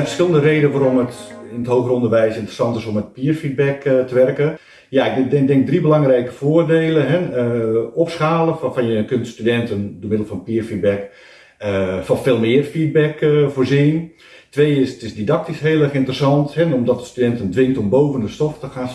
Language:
Dutch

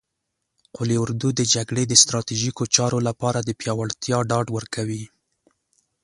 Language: Pashto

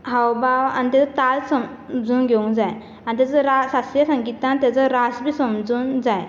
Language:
Konkani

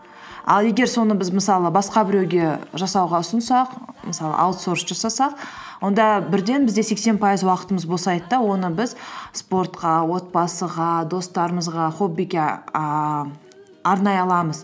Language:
Kazakh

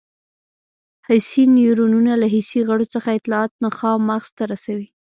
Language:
Pashto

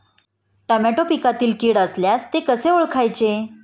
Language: Marathi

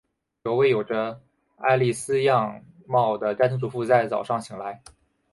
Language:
Chinese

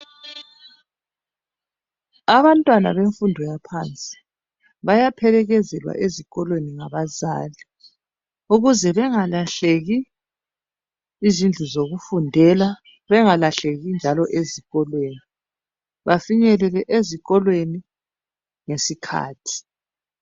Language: North Ndebele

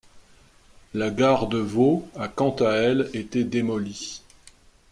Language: French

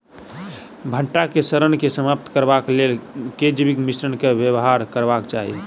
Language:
Maithili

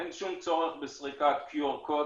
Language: Hebrew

